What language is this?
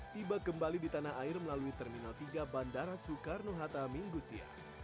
Indonesian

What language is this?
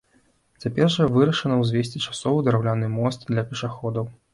Belarusian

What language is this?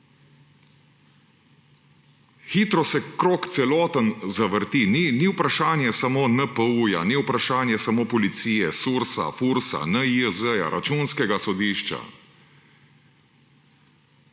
Slovenian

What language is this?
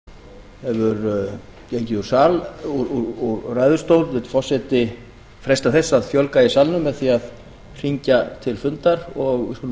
Icelandic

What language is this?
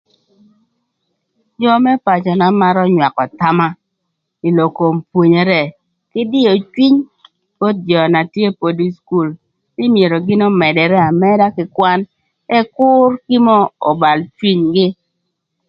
Thur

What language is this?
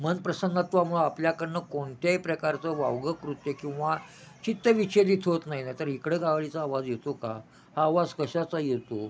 Marathi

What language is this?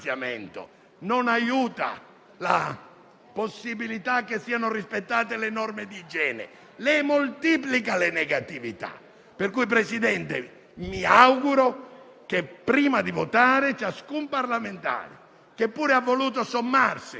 Italian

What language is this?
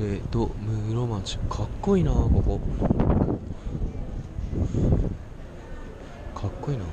Japanese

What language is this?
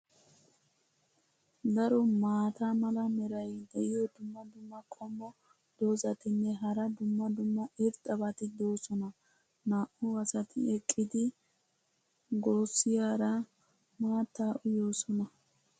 Wolaytta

